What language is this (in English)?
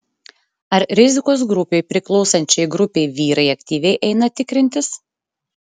Lithuanian